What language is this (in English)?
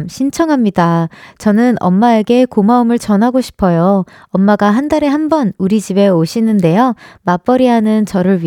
Korean